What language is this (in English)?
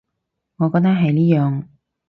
Cantonese